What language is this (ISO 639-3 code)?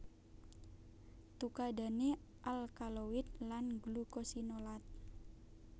jav